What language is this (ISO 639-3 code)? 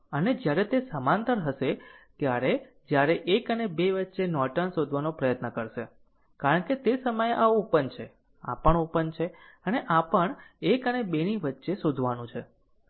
guj